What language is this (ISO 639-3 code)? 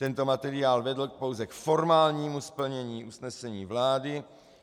ces